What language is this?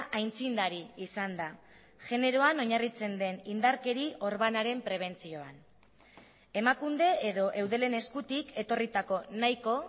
Basque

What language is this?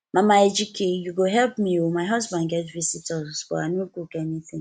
Nigerian Pidgin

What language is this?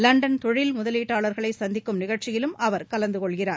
Tamil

